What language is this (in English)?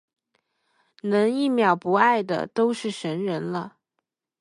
Chinese